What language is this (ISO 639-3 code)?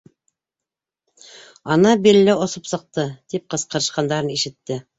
bak